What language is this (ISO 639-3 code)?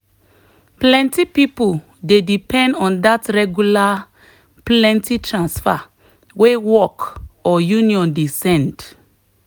pcm